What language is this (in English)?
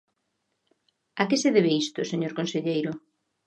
Galician